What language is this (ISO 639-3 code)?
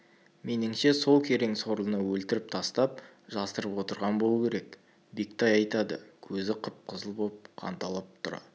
kaz